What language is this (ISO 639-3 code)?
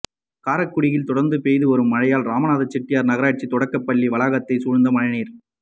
tam